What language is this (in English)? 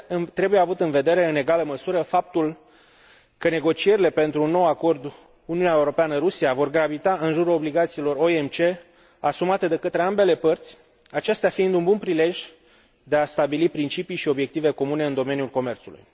Romanian